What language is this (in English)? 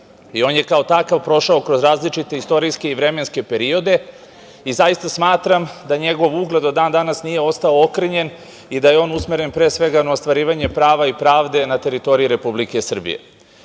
Serbian